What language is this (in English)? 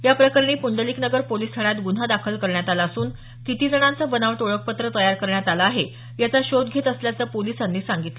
Marathi